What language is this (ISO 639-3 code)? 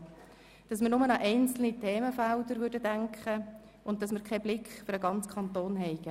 gsw